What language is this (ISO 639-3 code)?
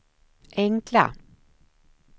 swe